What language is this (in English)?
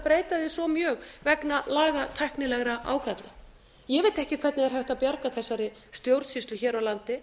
Icelandic